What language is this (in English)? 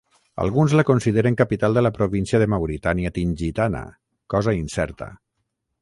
Catalan